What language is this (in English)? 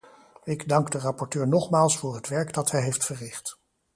Dutch